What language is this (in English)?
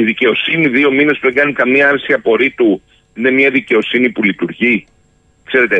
Greek